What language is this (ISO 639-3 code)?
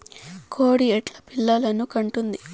tel